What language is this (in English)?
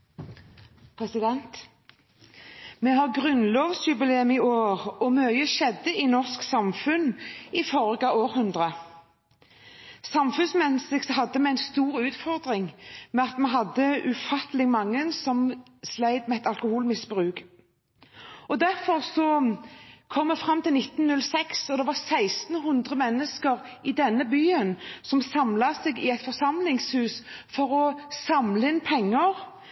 Norwegian Bokmål